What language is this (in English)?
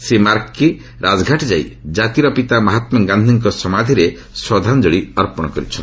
Odia